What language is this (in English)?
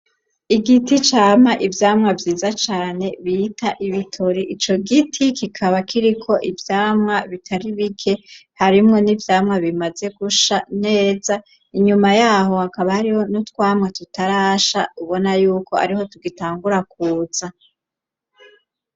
Rundi